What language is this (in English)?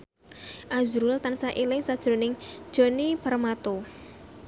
Javanese